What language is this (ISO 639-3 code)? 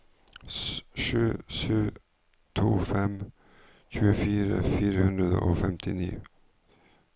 nor